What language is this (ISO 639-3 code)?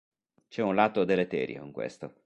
ita